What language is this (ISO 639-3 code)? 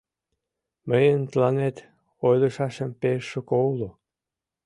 chm